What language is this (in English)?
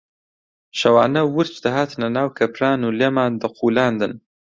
Central Kurdish